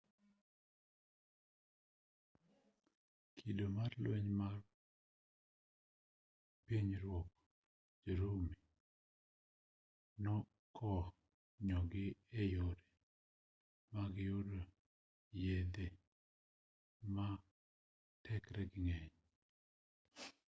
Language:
Luo (Kenya and Tanzania)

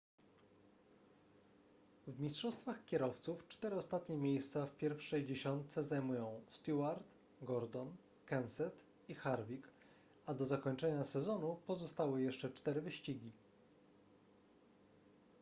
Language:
Polish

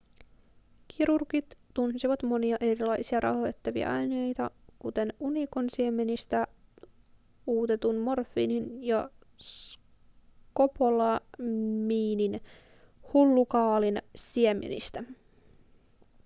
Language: Finnish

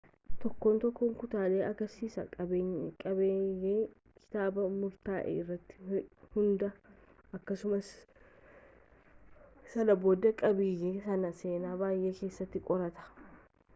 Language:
Oromo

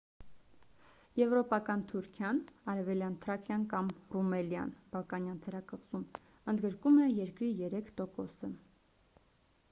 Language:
Armenian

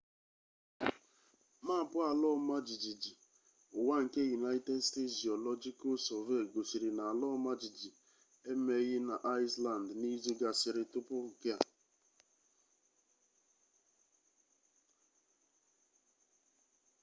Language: Igbo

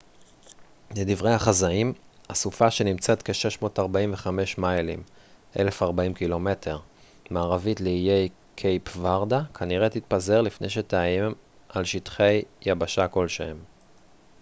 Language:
Hebrew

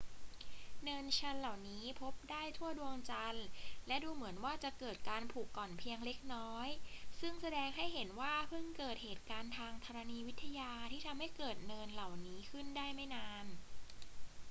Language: Thai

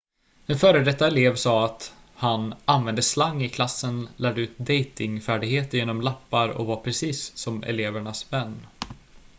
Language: Swedish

